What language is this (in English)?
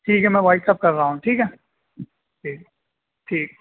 Urdu